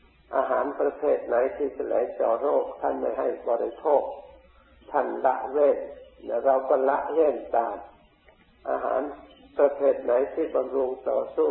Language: Thai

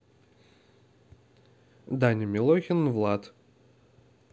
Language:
Russian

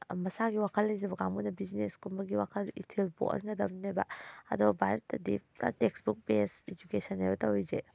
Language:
Manipuri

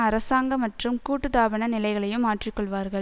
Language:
Tamil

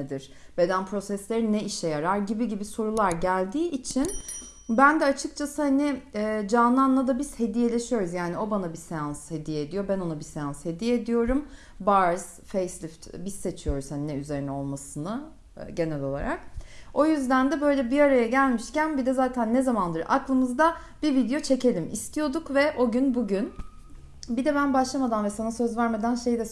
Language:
Turkish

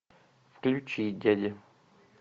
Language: Russian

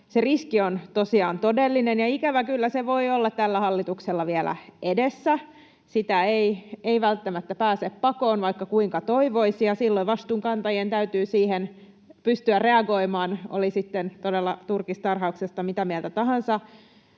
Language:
Finnish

